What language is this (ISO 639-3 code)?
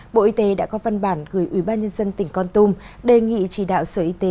vie